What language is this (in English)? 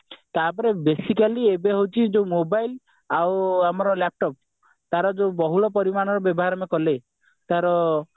Odia